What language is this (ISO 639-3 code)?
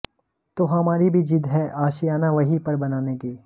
hin